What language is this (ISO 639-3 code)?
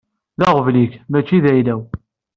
kab